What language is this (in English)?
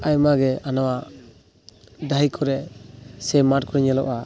Santali